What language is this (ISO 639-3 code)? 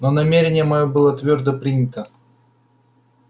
rus